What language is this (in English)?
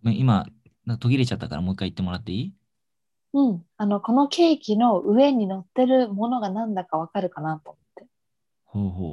Japanese